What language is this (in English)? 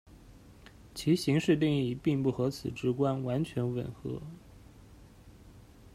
Chinese